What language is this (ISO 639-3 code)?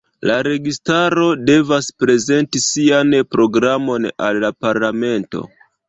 epo